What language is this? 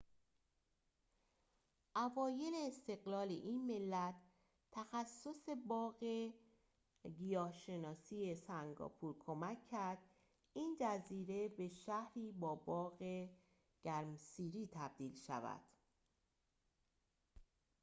Persian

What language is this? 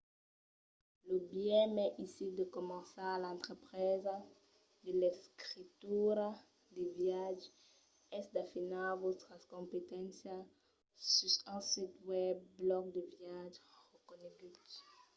Occitan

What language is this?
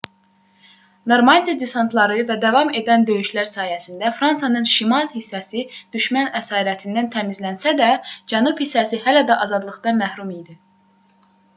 Azerbaijani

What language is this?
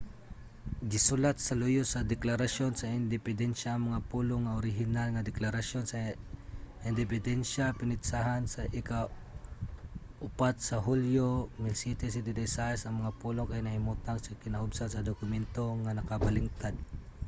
Cebuano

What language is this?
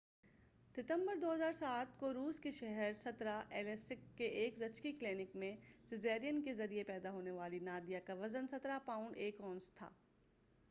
Urdu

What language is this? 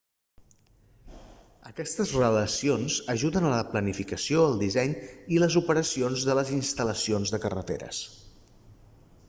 Catalan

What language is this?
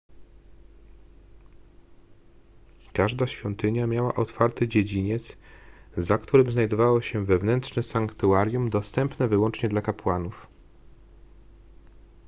Polish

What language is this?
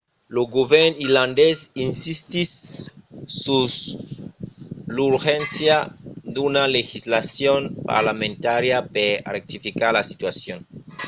Occitan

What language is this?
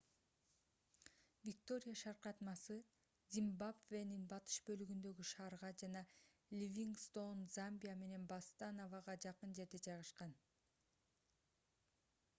Kyrgyz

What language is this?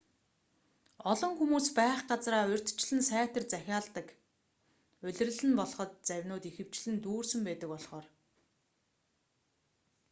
Mongolian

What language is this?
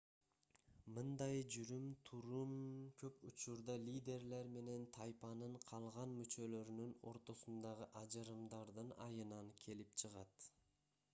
Kyrgyz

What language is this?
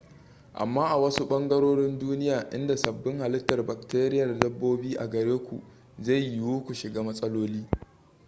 Hausa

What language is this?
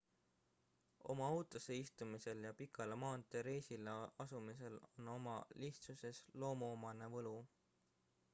Estonian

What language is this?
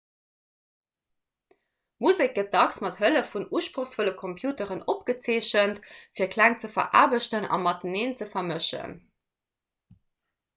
Luxembourgish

